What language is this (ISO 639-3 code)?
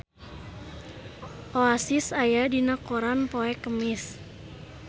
sun